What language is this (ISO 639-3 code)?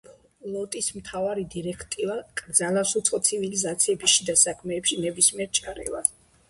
kat